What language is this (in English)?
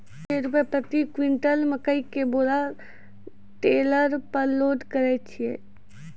Maithili